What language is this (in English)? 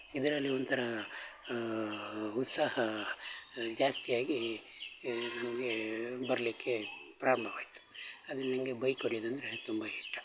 Kannada